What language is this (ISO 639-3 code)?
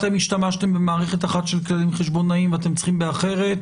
heb